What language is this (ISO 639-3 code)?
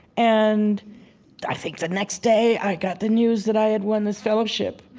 eng